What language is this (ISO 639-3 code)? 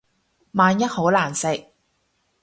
yue